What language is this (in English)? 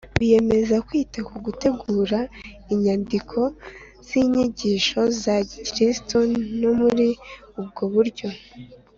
Kinyarwanda